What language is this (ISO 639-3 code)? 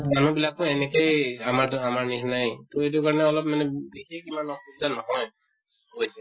asm